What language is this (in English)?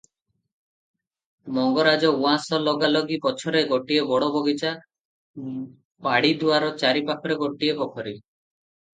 Odia